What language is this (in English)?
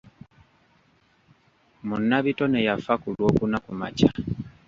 Ganda